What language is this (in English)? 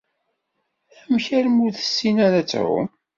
Kabyle